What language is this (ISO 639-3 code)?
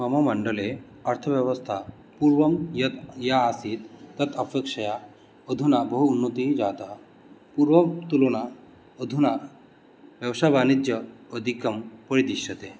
san